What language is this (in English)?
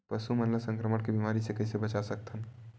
Chhattisgarhi